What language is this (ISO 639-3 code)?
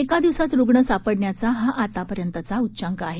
mar